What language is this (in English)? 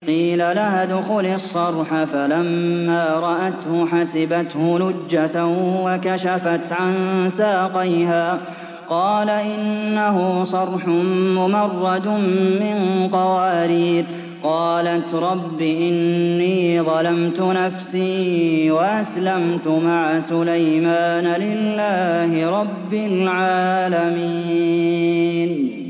Arabic